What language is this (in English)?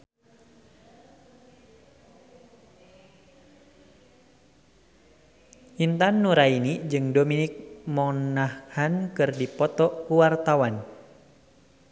Sundanese